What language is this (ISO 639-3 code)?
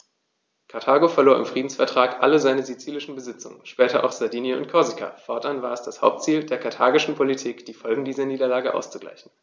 deu